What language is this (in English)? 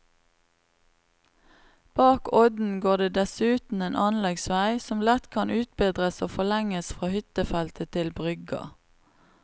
Norwegian